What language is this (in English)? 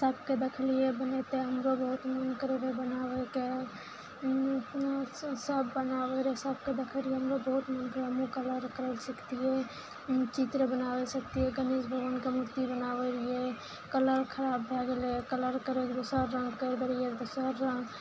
Maithili